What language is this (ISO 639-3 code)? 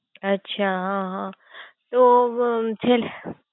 guj